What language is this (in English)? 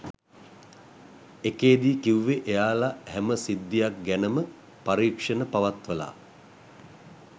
Sinhala